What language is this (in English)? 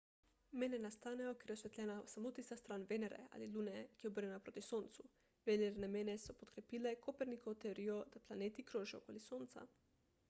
Slovenian